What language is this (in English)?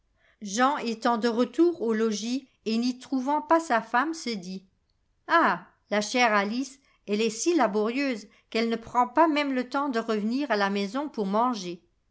French